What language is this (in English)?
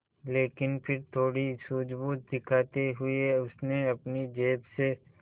Hindi